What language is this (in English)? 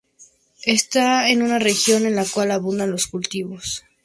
Spanish